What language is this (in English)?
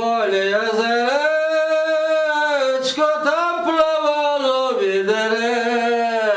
Ukrainian